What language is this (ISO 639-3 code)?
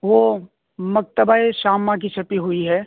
urd